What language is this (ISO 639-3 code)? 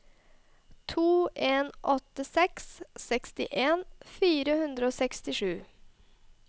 nor